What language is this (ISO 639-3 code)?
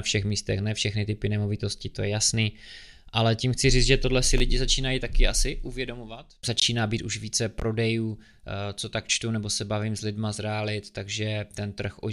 ces